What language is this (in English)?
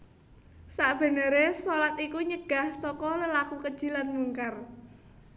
Javanese